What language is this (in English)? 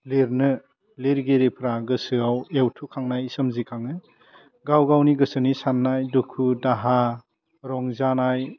Bodo